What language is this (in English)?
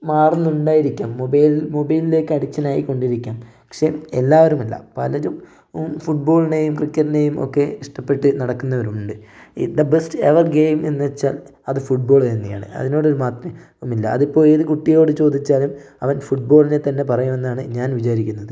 Malayalam